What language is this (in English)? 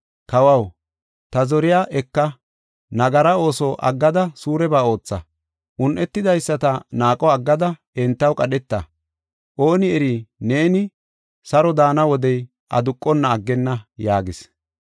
Gofa